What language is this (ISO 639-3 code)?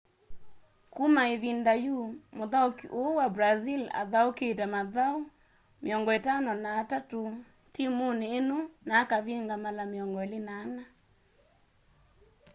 kam